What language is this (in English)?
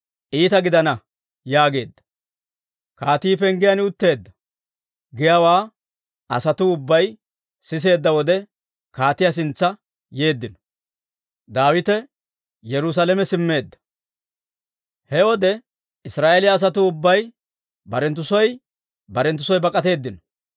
Dawro